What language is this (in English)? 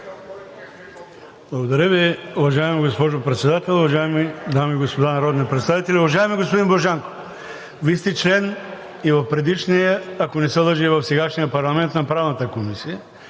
Bulgarian